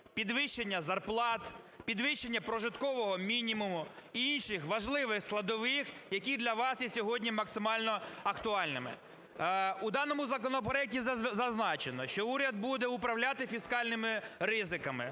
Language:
Ukrainian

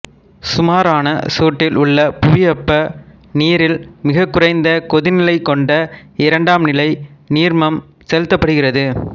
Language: Tamil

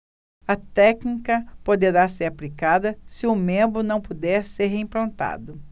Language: Portuguese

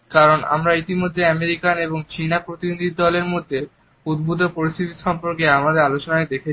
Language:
Bangla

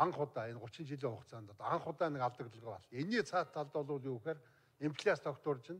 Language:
Turkish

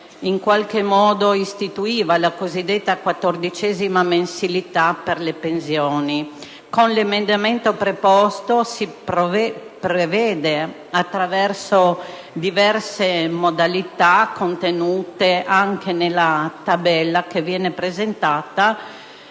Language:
Italian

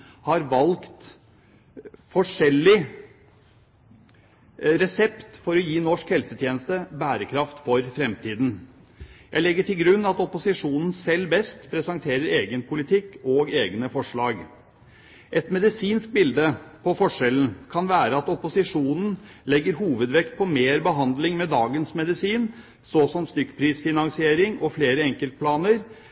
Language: Norwegian Bokmål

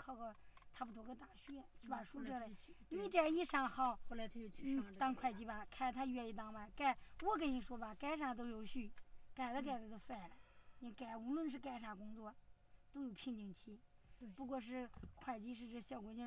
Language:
Chinese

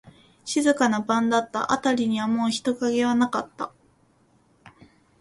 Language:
Japanese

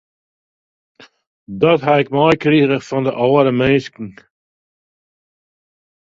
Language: Western Frisian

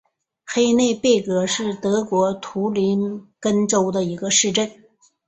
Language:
Chinese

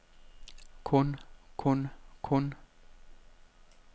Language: Danish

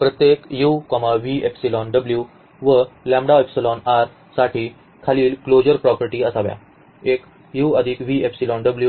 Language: Marathi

